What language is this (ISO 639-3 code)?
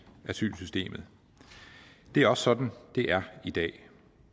dan